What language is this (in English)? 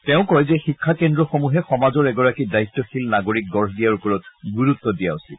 Assamese